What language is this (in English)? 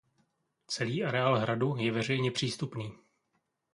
Czech